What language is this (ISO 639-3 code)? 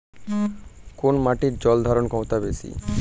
ben